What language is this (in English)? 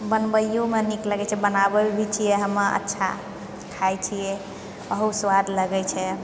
Maithili